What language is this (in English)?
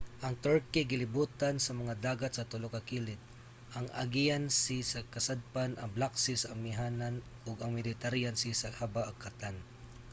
Cebuano